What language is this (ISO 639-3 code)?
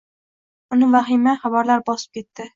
uzb